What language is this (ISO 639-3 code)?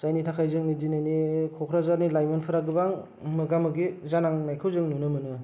brx